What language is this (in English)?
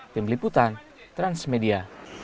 Indonesian